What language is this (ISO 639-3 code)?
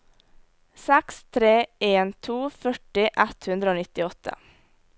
nor